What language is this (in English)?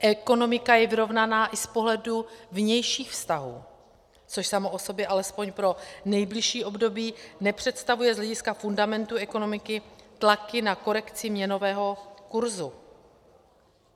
Czech